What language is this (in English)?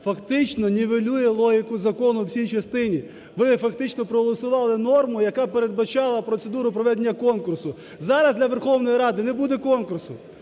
Ukrainian